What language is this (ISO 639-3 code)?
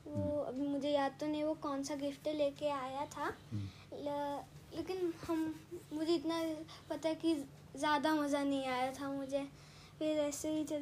hin